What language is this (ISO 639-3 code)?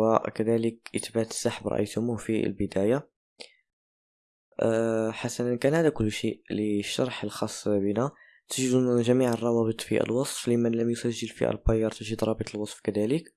ara